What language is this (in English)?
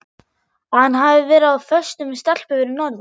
Icelandic